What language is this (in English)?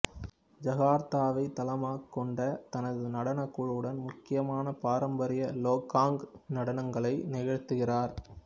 Tamil